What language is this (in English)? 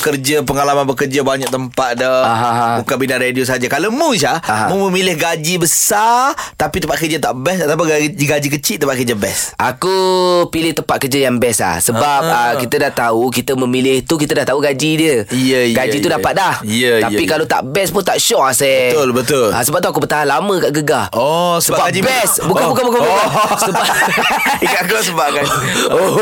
Malay